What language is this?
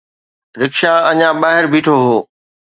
Sindhi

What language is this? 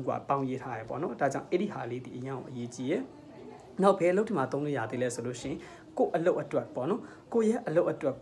Indonesian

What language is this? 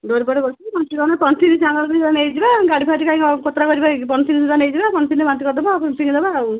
Odia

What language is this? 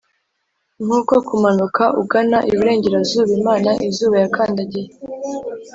Kinyarwanda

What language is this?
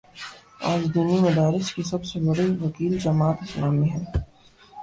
Urdu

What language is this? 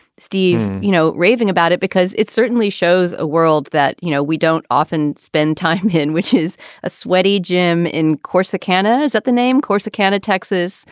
English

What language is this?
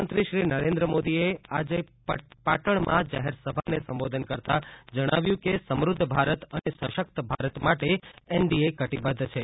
Gujarati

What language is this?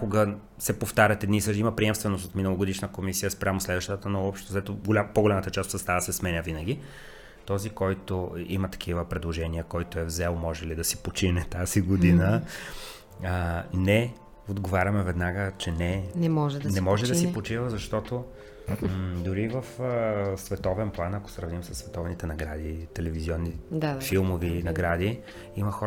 Bulgarian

